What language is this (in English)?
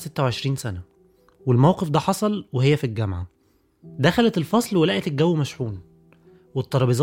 Arabic